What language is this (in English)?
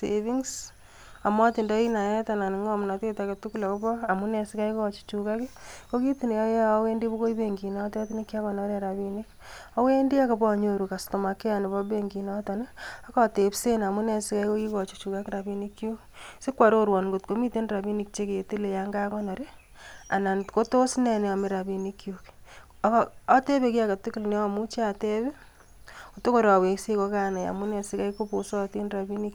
Kalenjin